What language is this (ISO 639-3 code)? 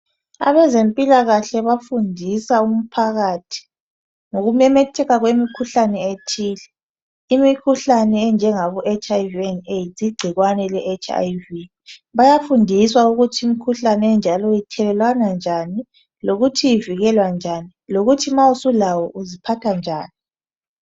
nde